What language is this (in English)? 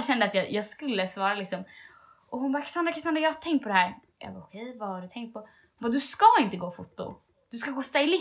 Swedish